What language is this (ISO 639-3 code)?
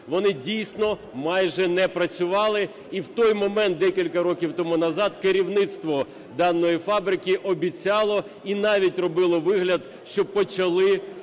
ukr